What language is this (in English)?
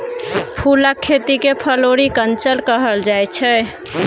Maithili